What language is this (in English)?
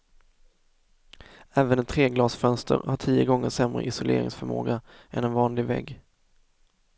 Swedish